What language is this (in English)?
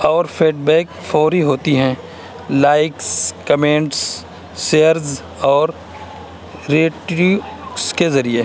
Urdu